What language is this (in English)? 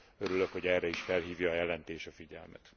Hungarian